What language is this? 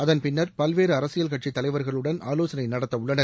Tamil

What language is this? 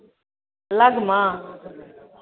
Maithili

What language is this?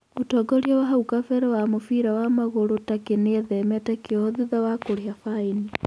Kikuyu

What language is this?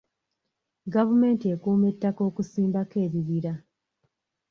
Ganda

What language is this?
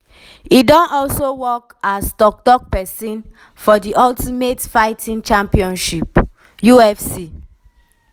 Nigerian Pidgin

